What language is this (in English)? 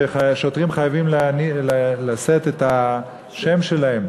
Hebrew